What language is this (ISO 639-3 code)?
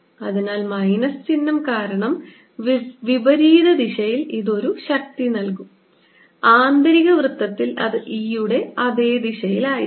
mal